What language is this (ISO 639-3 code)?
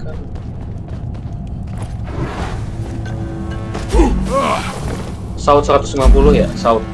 ind